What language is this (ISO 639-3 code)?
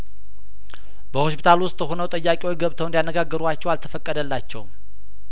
amh